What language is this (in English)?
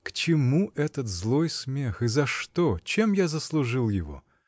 Russian